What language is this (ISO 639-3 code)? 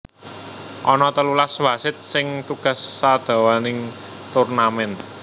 jav